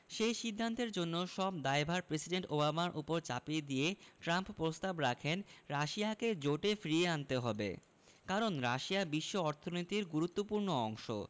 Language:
Bangla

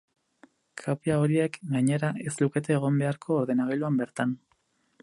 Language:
Basque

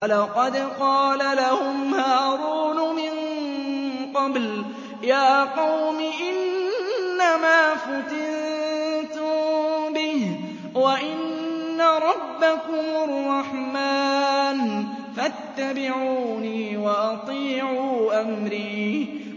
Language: Arabic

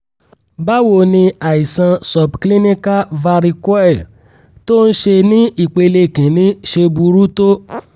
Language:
Yoruba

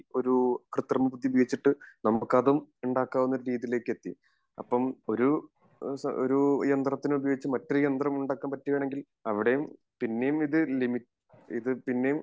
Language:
Malayalam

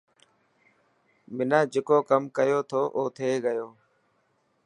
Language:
Dhatki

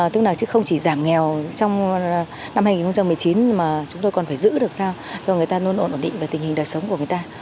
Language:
Vietnamese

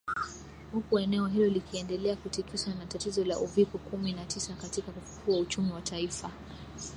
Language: Swahili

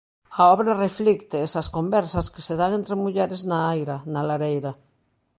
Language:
Galician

